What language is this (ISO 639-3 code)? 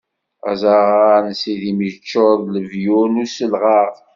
kab